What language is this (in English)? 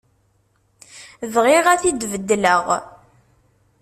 Kabyle